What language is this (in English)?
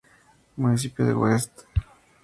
Spanish